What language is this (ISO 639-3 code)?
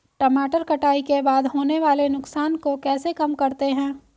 hin